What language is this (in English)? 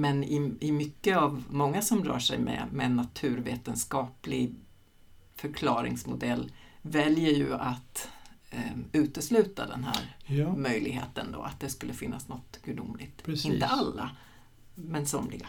Swedish